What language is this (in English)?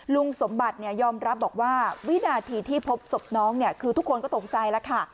Thai